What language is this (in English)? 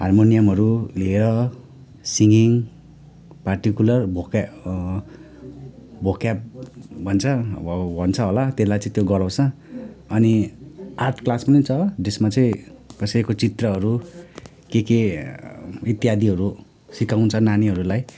Nepali